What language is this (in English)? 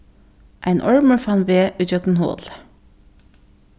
Faroese